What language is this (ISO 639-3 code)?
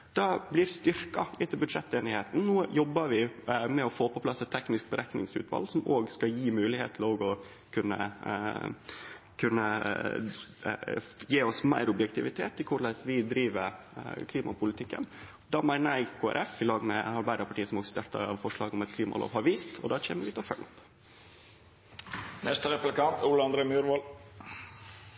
nno